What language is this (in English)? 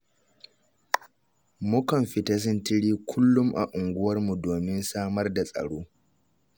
Hausa